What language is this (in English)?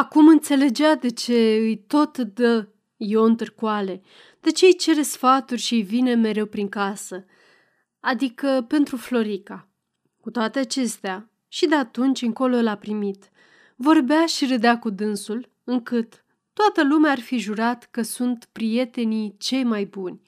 Romanian